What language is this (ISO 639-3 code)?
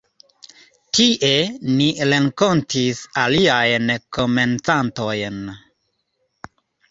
epo